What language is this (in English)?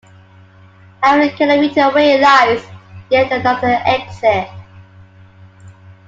English